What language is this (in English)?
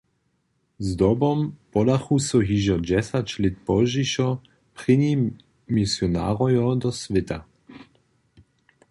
Upper Sorbian